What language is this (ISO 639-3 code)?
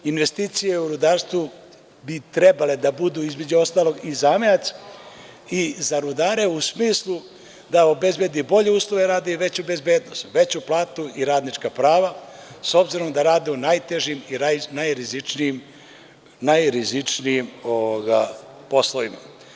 srp